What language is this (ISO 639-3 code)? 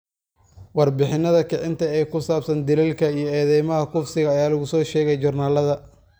som